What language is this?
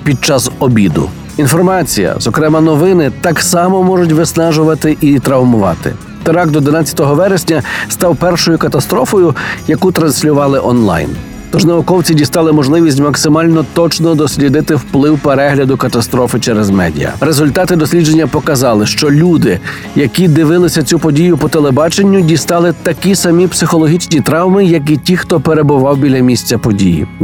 Ukrainian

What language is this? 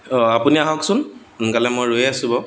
Assamese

